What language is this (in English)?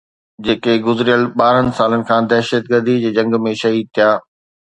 Sindhi